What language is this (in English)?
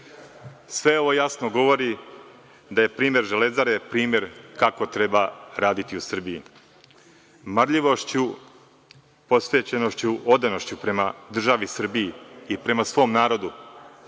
Serbian